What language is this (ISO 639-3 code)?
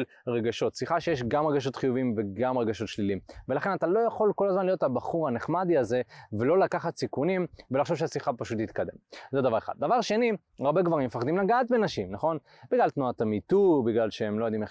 heb